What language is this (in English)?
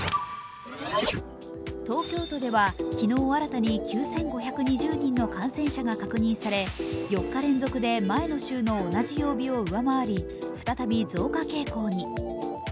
Japanese